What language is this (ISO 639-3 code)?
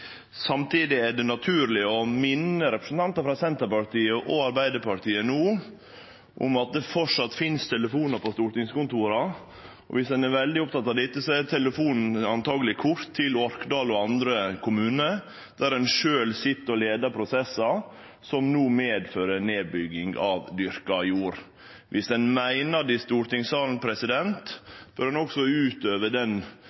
nno